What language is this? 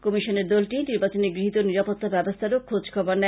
Bangla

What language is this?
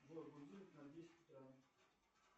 Russian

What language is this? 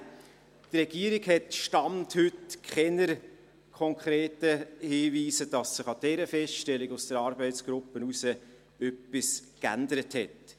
Swiss German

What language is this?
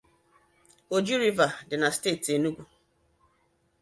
Igbo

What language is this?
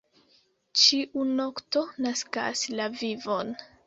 Esperanto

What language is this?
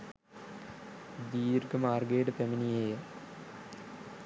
Sinhala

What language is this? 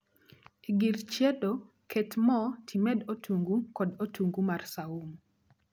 Luo (Kenya and Tanzania)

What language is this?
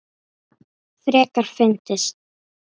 Icelandic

